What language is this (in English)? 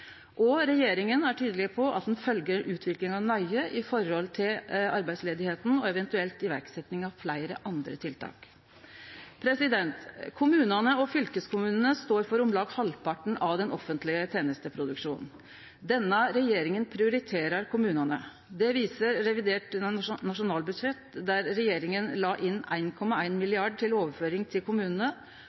Norwegian Nynorsk